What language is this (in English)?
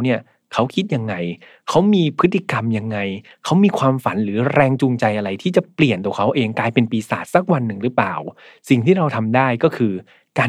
Thai